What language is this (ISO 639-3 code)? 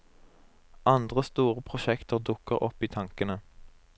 nor